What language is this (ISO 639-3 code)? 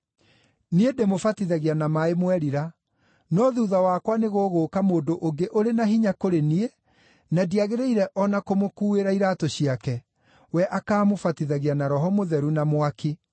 kik